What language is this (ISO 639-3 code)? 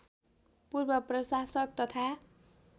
nep